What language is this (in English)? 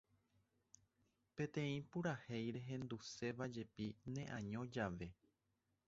Guarani